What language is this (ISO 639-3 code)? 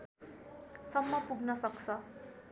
nep